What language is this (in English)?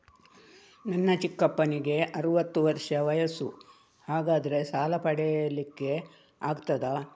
Kannada